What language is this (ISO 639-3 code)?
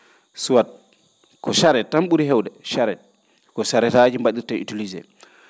ful